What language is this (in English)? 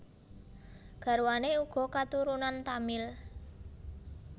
Javanese